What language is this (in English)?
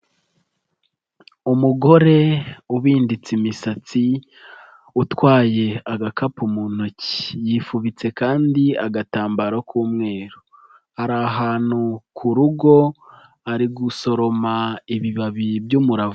Kinyarwanda